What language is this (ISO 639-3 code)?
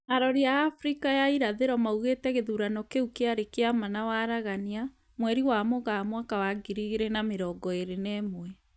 kik